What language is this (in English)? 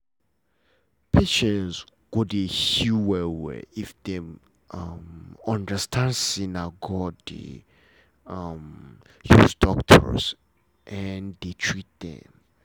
Nigerian Pidgin